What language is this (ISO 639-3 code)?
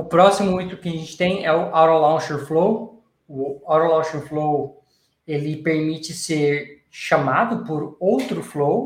por